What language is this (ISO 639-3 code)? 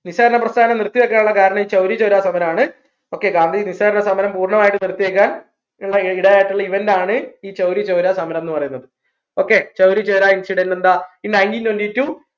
mal